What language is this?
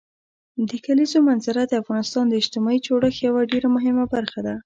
Pashto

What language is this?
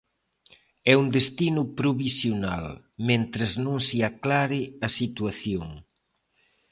Galician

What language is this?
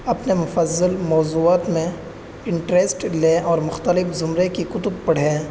Urdu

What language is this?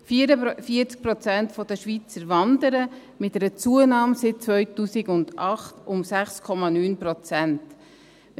Swiss German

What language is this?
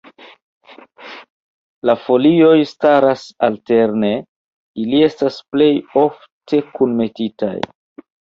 Esperanto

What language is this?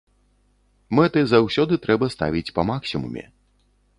Belarusian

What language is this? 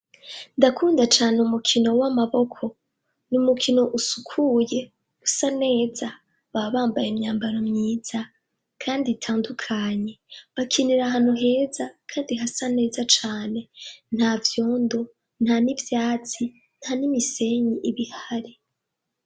Rundi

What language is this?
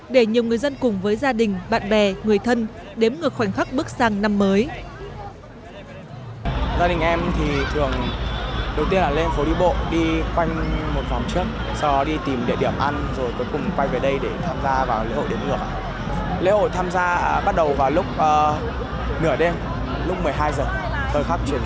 Vietnamese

